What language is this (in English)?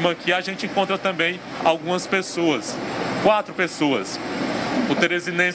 Portuguese